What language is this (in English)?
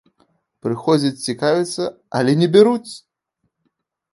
Belarusian